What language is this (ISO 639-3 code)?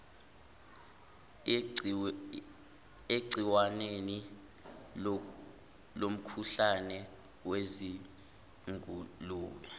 zul